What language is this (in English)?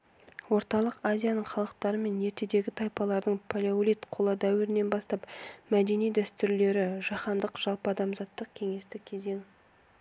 Kazakh